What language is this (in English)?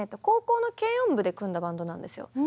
Japanese